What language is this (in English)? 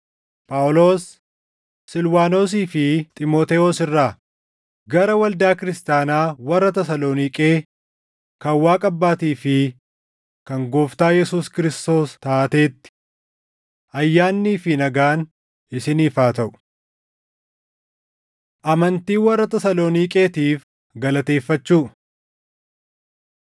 Oromo